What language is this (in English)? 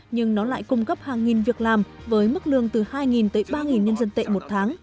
Vietnamese